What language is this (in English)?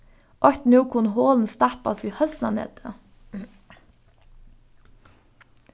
Faroese